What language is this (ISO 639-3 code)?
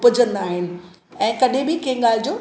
snd